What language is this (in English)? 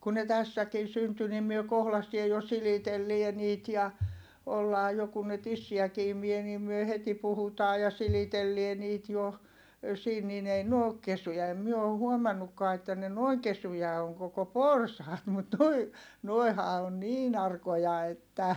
Finnish